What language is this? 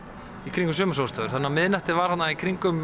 Icelandic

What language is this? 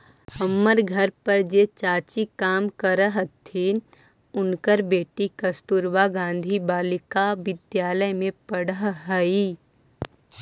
Magahi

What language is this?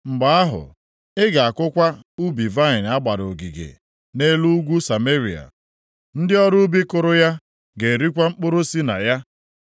Igbo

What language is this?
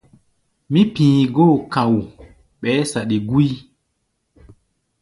Gbaya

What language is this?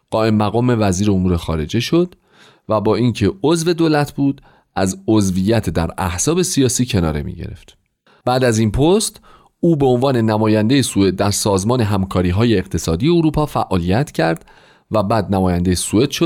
Persian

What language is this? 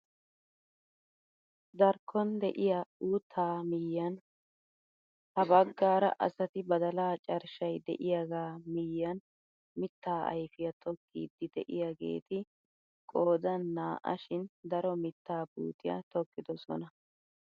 Wolaytta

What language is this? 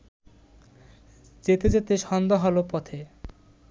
Bangla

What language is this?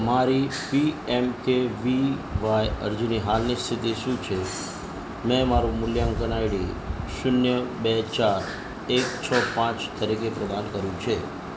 Gujarati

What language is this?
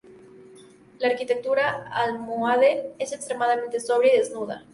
Spanish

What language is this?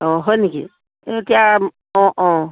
Assamese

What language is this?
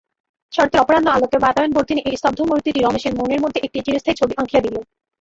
Bangla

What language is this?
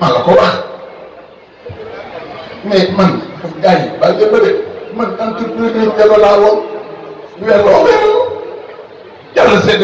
Indonesian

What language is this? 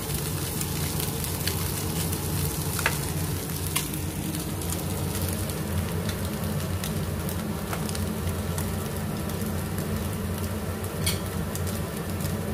Thai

